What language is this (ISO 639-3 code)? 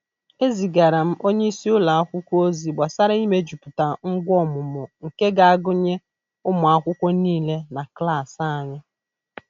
ibo